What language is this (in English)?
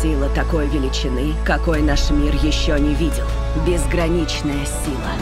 Russian